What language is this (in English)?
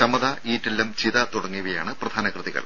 Malayalam